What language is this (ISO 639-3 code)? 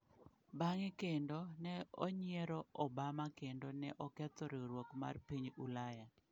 luo